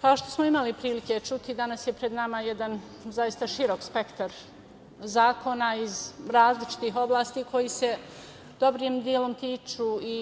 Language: Serbian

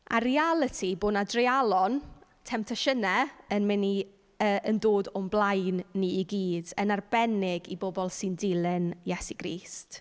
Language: Welsh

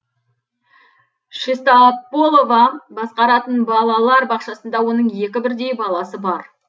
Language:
Kazakh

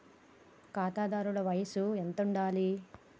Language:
Telugu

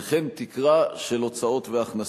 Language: Hebrew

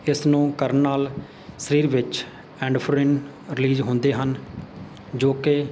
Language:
Punjabi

